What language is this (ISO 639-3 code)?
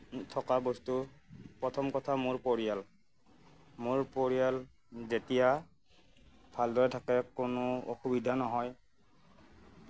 asm